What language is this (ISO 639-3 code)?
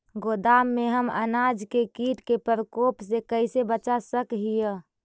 mag